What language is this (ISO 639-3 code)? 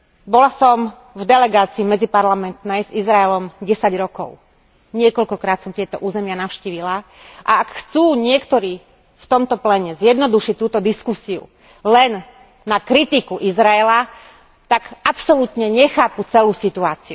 slk